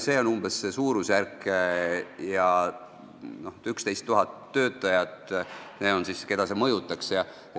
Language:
Estonian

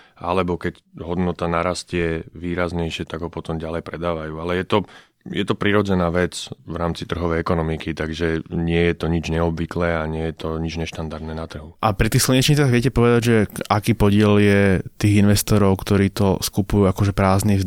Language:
Slovak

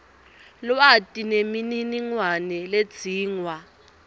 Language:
Swati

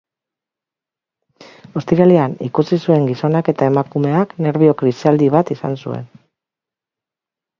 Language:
Basque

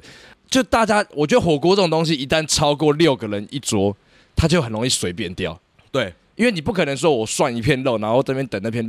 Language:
Chinese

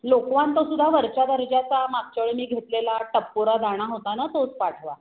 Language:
Marathi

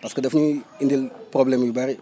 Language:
Wolof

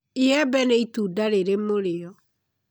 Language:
Kikuyu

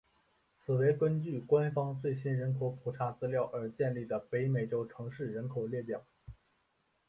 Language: Chinese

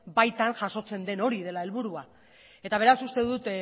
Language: Basque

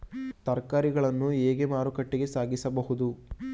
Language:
Kannada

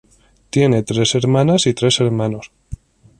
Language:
Spanish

